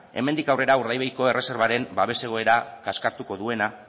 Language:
Basque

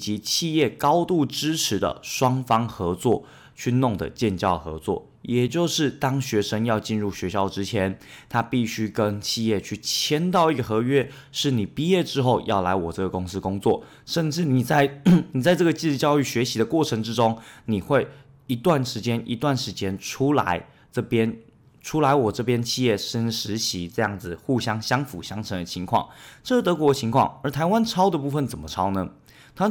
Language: Chinese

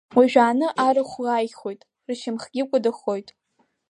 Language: Abkhazian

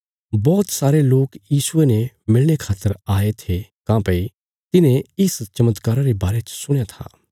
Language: Bilaspuri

